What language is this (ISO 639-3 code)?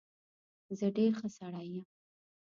pus